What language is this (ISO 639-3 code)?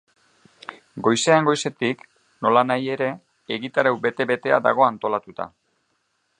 eus